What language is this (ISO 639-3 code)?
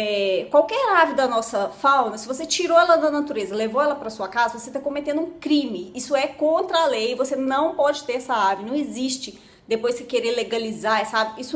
por